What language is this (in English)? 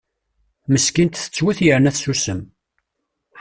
Kabyle